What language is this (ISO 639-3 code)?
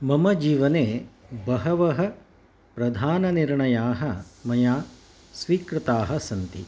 san